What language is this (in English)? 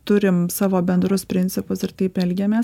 Lithuanian